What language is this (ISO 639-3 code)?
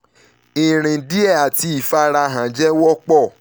yor